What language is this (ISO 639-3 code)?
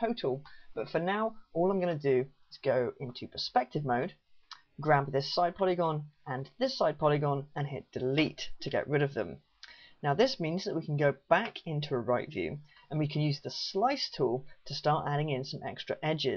eng